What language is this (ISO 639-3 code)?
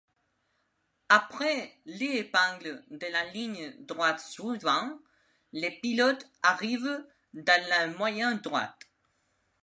fra